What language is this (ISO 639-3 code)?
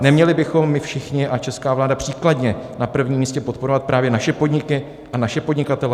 ces